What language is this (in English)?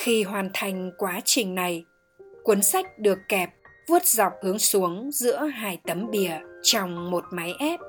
Vietnamese